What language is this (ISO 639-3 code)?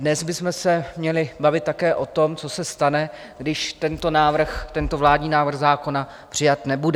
ces